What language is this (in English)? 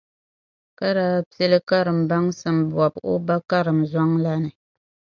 Dagbani